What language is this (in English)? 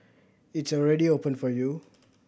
English